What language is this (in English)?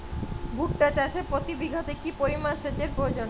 Bangla